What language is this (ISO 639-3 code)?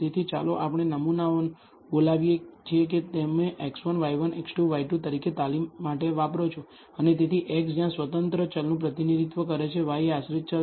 guj